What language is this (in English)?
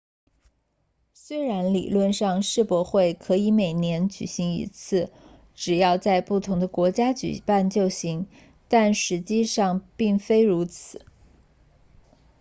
Chinese